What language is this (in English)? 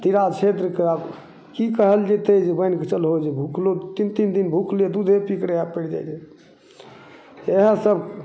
Maithili